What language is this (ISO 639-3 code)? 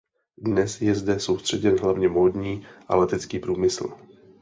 ces